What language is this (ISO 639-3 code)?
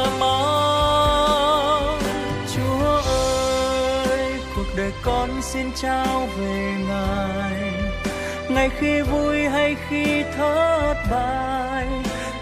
vie